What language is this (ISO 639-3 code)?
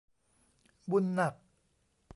tha